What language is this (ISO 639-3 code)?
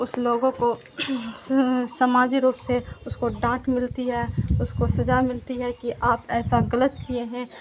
urd